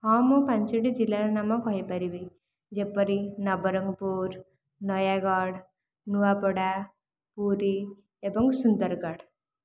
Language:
Odia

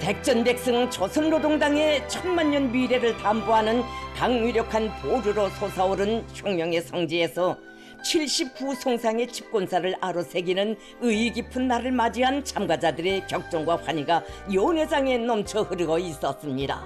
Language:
Korean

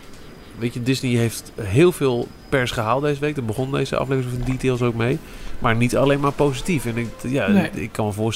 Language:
Dutch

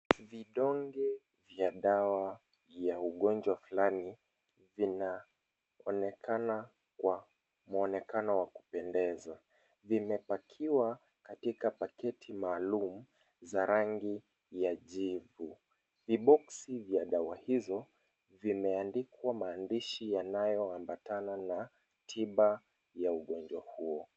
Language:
Swahili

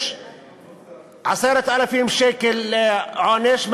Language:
Hebrew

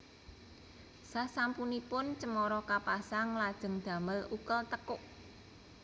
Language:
Javanese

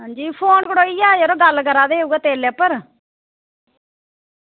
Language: Dogri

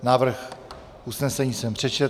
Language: Czech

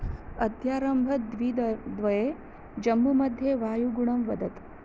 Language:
Sanskrit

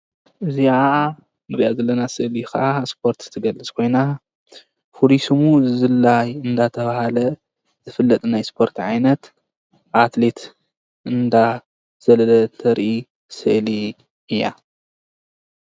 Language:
Tigrinya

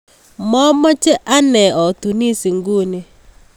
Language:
Kalenjin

